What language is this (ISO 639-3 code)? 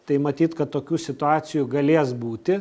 lit